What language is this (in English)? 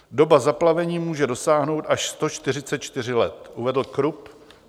Czech